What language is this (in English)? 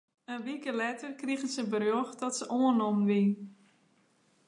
Western Frisian